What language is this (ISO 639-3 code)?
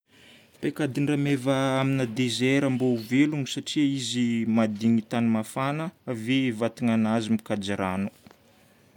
bmm